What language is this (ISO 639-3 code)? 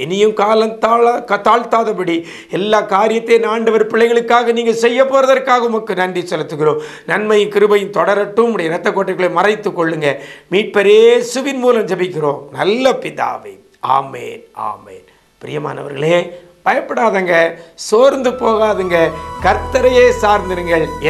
tur